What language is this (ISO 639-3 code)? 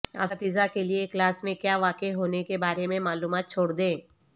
urd